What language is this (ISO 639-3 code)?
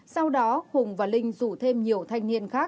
vie